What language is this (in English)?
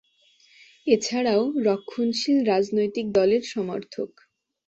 Bangla